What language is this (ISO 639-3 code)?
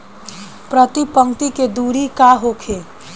bho